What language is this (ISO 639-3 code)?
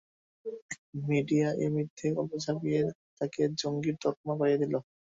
ben